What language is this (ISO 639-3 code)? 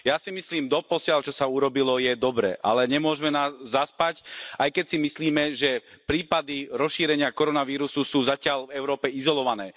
slk